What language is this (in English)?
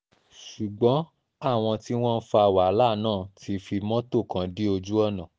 Yoruba